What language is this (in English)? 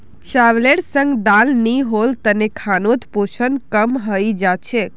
Magahi